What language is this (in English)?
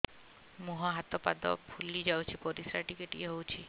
Odia